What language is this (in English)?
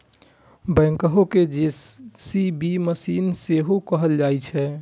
Maithili